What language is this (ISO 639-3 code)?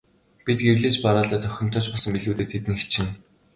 mon